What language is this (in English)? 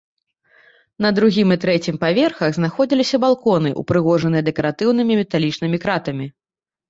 Belarusian